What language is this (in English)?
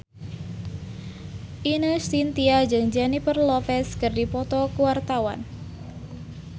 Sundanese